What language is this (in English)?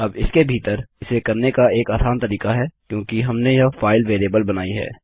Hindi